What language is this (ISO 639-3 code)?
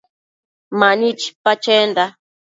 mcf